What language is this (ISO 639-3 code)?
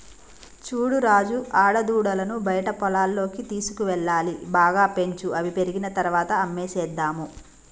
tel